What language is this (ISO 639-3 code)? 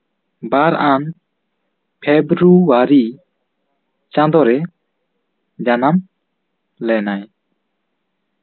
sat